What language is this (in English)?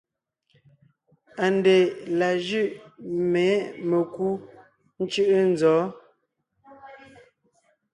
Ngiemboon